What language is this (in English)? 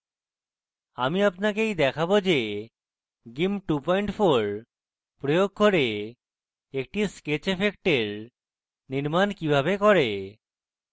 Bangla